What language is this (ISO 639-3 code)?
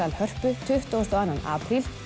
isl